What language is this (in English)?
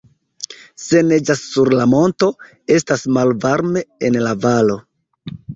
Esperanto